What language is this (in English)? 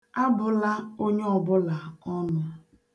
Igbo